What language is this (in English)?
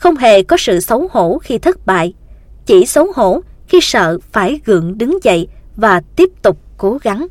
Vietnamese